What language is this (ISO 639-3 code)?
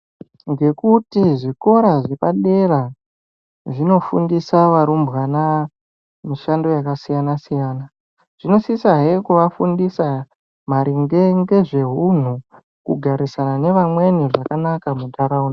ndc